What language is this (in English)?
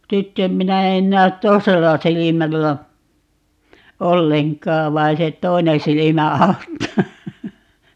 Finnish